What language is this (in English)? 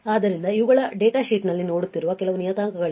Kannada